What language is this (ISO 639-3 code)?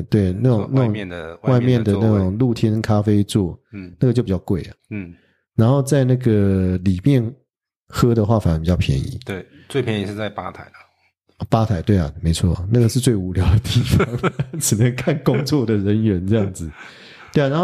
zho